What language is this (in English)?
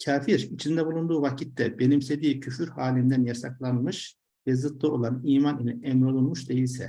Turkish